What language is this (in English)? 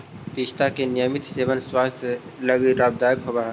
Magahi